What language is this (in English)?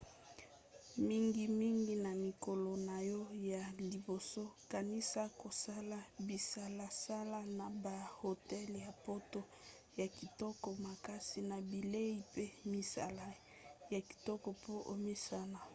Lingala